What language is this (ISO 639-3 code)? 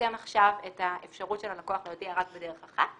heb